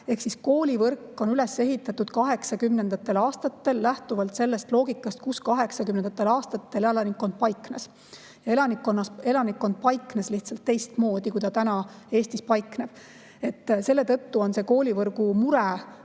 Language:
Estonian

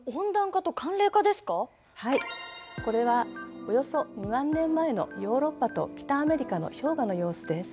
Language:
Japanese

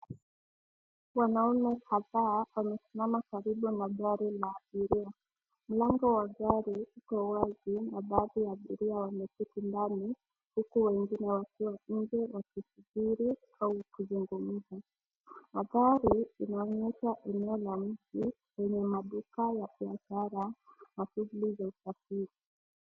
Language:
Swahili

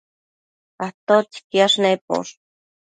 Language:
Matsés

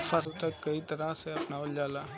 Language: Bhojpuri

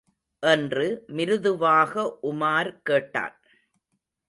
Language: Tamil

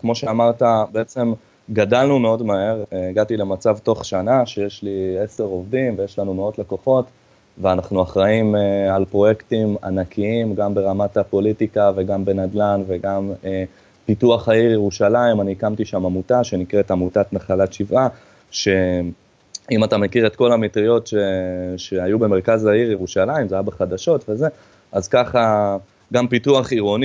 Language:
Hebrew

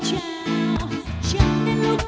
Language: Vietnamese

